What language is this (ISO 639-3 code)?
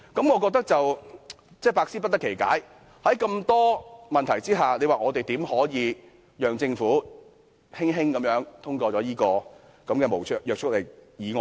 yue